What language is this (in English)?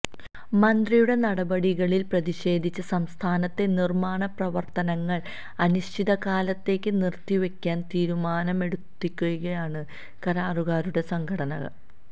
Malayalam